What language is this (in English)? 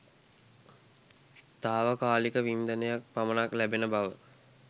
Sinhala